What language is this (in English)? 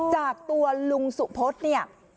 Thai